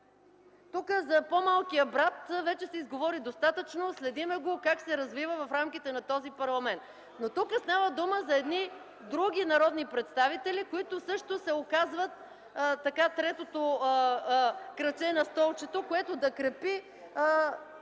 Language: Bulgarian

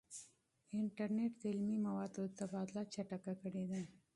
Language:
Pashto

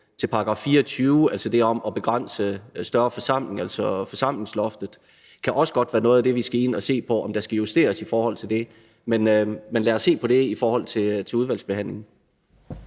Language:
Danish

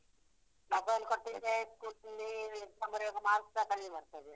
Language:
Kannada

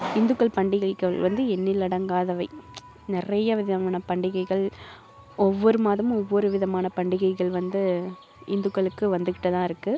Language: Tamil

